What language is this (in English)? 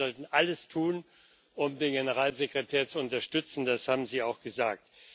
German